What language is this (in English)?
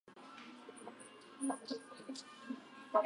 Japanese